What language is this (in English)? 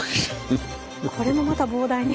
Japanese